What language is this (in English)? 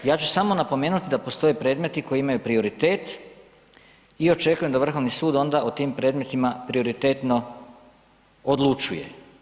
Croatian